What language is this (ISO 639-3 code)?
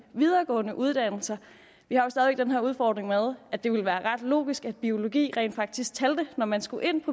dan